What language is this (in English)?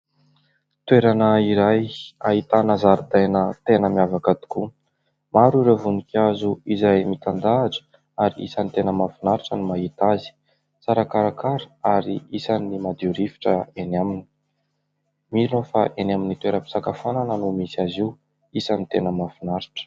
Malagasy